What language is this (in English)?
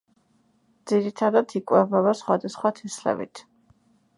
Georgian